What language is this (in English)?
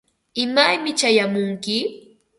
Ambo-Pasco Quechua